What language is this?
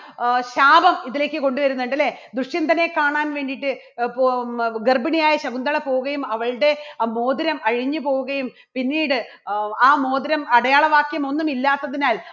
Malayalam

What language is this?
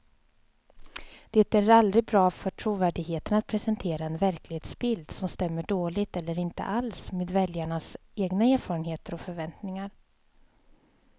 Swedish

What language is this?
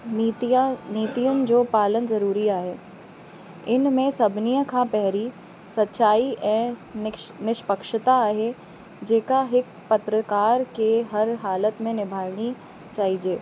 Sindhi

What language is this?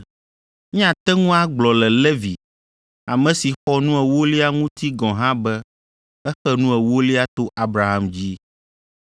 Ewe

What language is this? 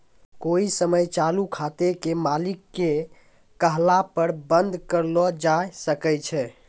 Maithili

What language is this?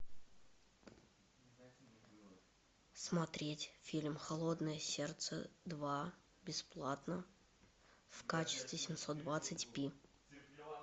Russian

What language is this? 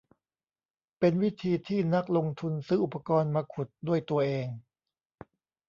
Thai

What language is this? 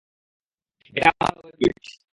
Bangla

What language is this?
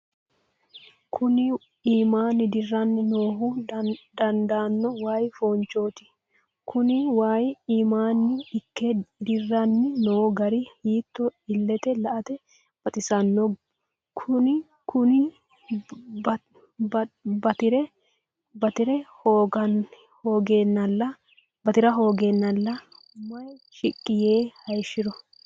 Sidamo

